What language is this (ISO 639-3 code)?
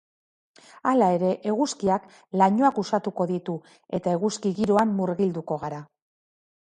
eus